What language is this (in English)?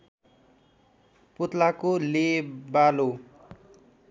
Nepali